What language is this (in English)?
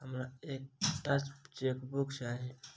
Maithili